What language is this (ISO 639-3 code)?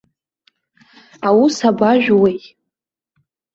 abk